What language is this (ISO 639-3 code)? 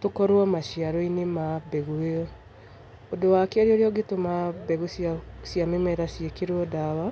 kik